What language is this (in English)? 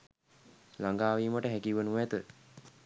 Sinhala